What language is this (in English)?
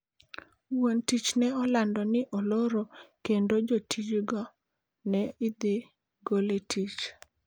Luo (Kenya and Tanzania)